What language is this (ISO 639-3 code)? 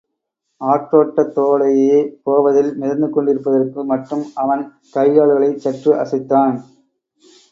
tam